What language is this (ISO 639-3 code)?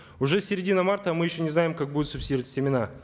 kaz